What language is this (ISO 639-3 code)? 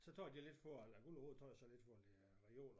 dan